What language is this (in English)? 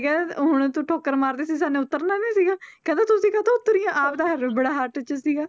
Punjabi